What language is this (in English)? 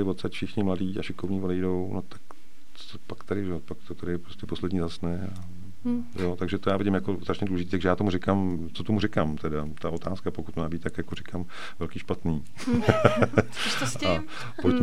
Czech